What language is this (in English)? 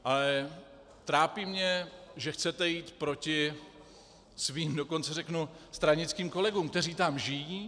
Czech